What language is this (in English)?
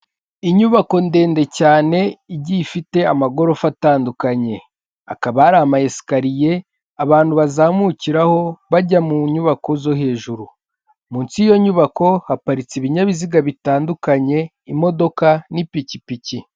Kinyarwanda